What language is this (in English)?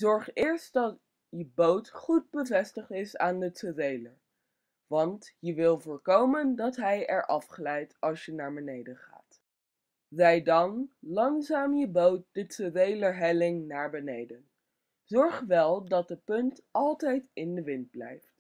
Dutch